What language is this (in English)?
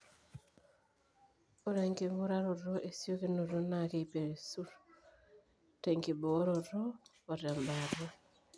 Masai